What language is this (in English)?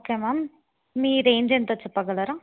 Telugu